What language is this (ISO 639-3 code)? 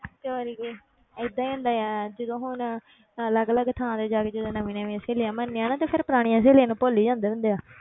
pan